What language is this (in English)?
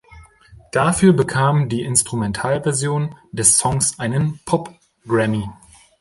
German